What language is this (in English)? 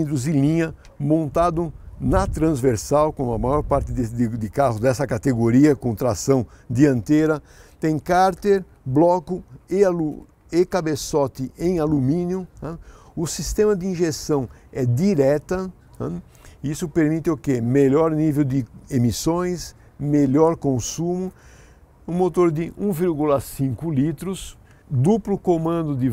Portuguese